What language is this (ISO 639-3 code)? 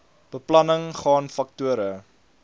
afr